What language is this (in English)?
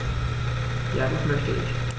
German